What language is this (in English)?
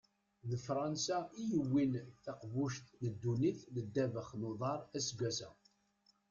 Kabyle